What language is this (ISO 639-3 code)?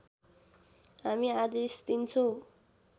nep